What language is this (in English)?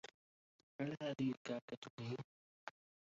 Arabic